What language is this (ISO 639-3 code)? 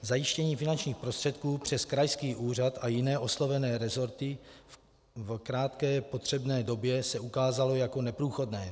ces